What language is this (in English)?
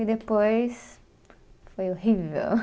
Portuguese